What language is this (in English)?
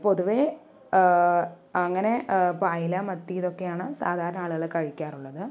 Malayalam